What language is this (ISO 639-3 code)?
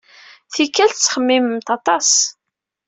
kab